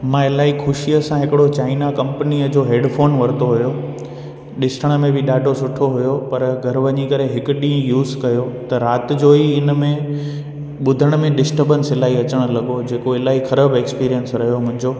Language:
Sindhi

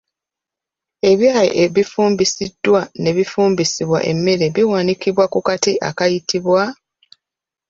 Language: Ganda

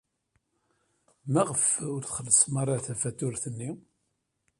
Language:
Kabyle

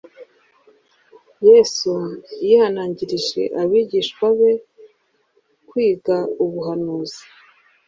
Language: Kinyarwanda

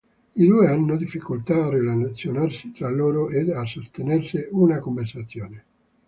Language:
Italian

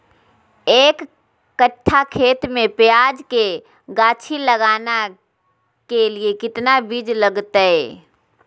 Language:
Magahi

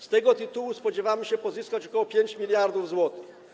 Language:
Polish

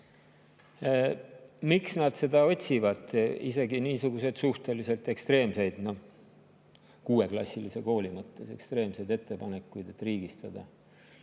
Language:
Estonian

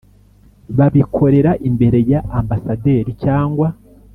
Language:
Kinyarwanda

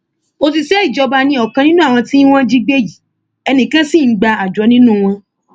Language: Yoruba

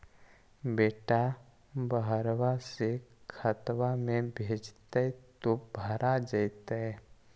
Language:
Magahi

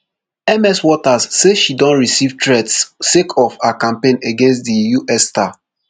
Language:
Nigerian Pidgin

